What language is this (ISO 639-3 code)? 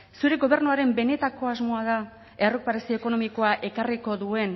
eus